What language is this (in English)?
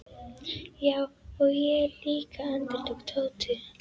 Icelandic